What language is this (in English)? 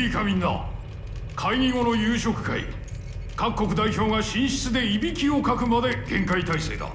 Japanese